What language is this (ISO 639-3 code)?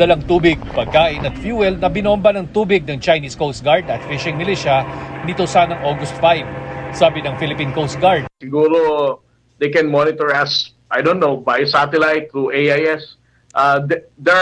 fil